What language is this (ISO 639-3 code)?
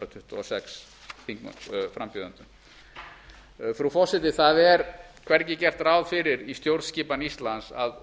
isl